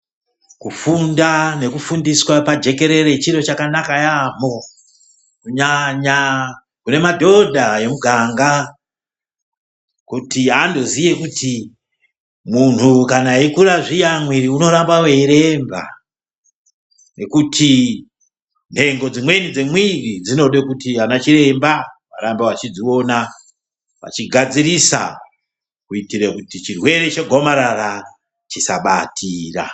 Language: Ndau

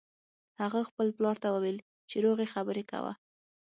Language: Pashto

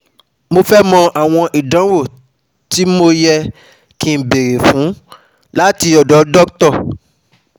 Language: Yoruba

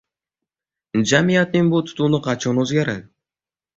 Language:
Uzbek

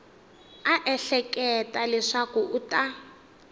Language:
Tsonga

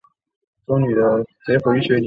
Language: Chinese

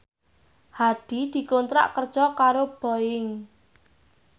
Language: Javanese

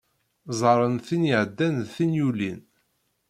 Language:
Kabyle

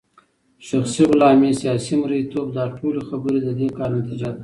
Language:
Pashto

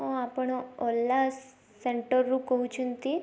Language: Odia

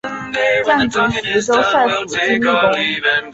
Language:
Chinese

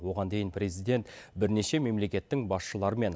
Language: Kazakh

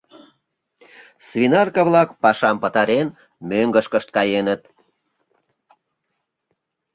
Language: Mari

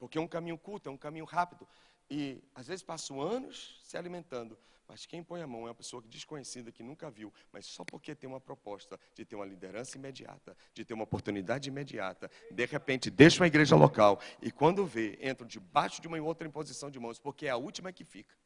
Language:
Portuguese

